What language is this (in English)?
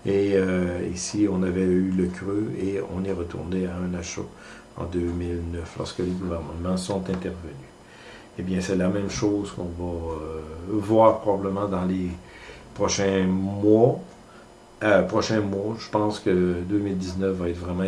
French